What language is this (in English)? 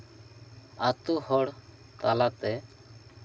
Santali